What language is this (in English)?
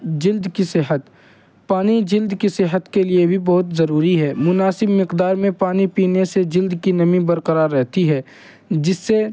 Urdu